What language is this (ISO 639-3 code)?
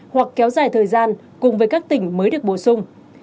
vie